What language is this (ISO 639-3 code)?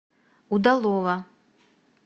rus